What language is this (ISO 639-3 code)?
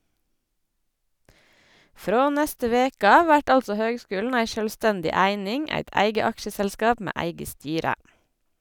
nor